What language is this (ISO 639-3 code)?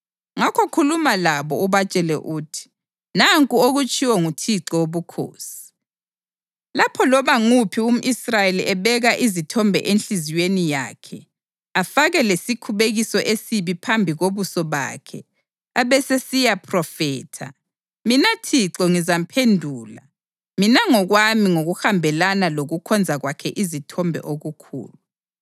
nde